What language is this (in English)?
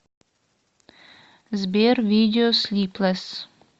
Russian